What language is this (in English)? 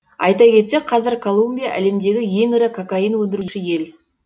Kazakh